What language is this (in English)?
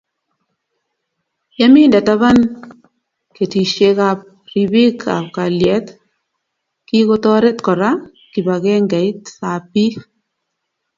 Kalenjin